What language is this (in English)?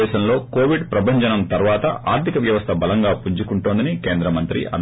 Telugu